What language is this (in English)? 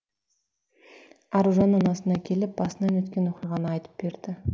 Kazakh